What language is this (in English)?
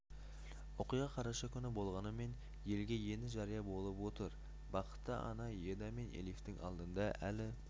Kazakh